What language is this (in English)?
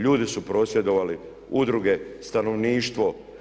Croatian